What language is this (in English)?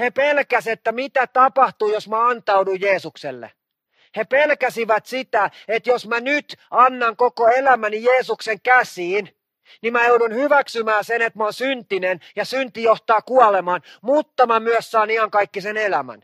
Finnish